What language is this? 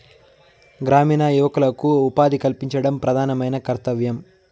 Telugu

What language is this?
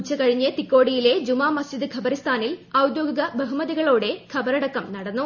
Malayalam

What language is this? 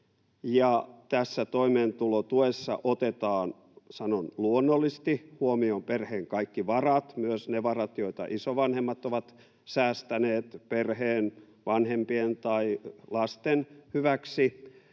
Finnish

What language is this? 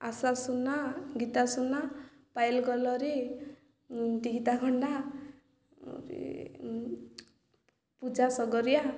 Odia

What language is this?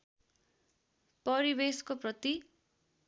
Nepali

